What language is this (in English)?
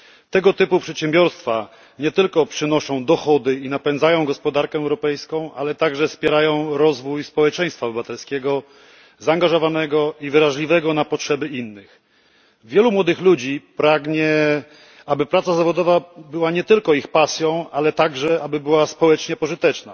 Polish